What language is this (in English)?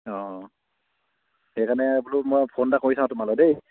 Assamese